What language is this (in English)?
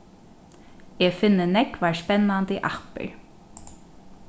Faroese